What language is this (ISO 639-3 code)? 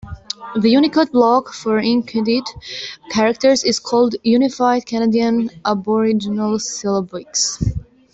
eng